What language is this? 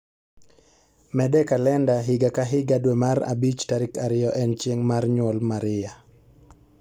Luo (Kenya and Tanzania)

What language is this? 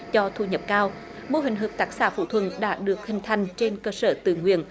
Vietnamese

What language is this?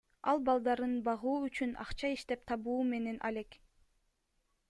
Kyrgyz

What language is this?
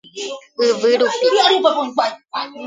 Guarani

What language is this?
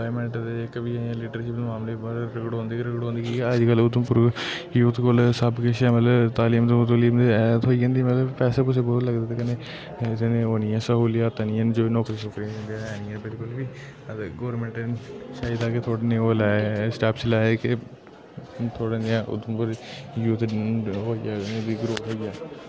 Dogri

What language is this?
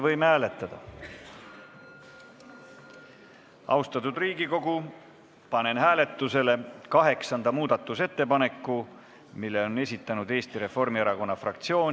Estonian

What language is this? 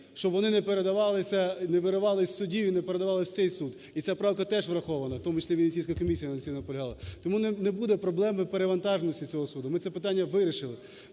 Ukrainian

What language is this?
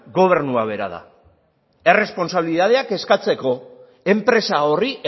Basque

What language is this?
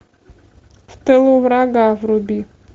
Russian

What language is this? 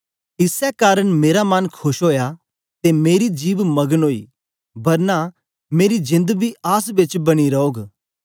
Dogri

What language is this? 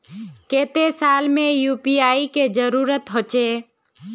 Magahi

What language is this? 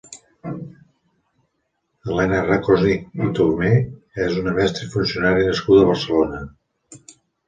Catalan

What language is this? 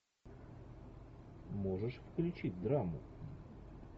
Russian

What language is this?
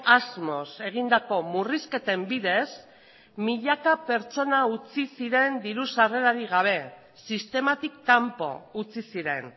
Basque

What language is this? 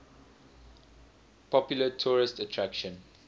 English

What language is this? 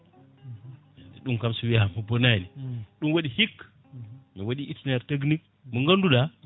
Fula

